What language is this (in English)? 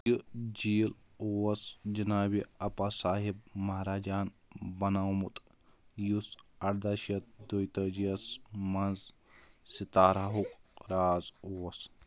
Kashmiri